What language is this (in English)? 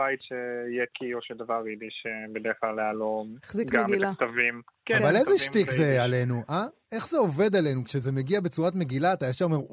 Hebrew